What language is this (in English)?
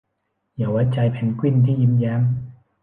Thai